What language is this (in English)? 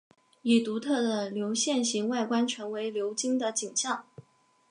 Chinese